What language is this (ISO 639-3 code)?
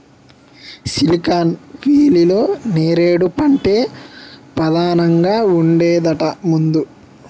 tel